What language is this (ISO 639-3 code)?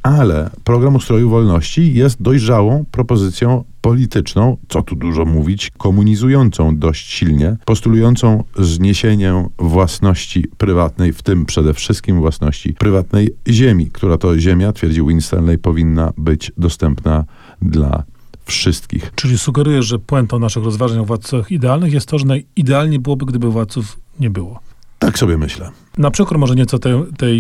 pol